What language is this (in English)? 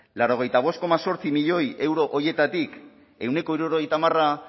Basque